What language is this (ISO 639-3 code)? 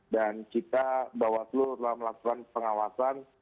ind